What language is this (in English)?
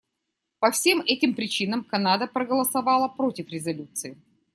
Russian